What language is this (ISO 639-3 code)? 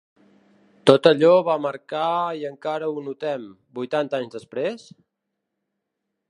cat